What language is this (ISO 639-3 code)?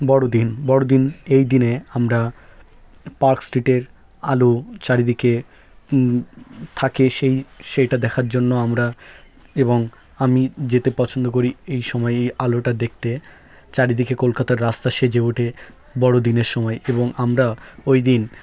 ben